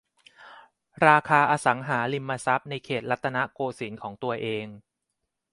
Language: Thai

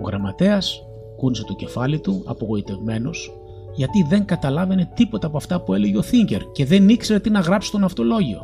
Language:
Greek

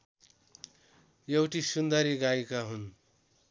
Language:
Nepali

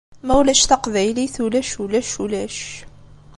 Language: Kabyle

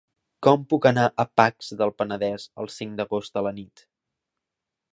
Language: Catalan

